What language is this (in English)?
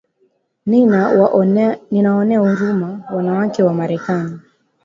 Swahili